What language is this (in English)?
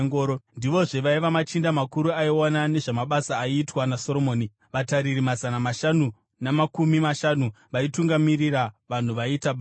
Shona